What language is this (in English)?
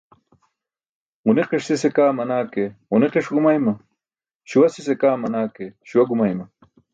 Burushaski